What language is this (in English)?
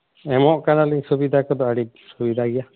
Santali